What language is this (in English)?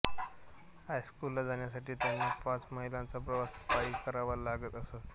Marathi